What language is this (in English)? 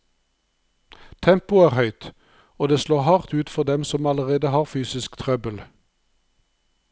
Norwegian